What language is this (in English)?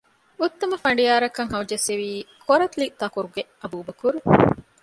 Divehi